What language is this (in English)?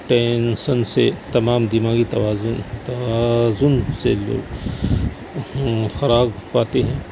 Urdu